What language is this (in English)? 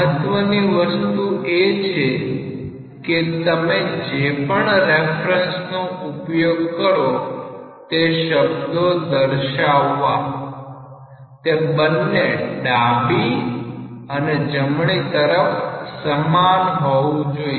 Gujarati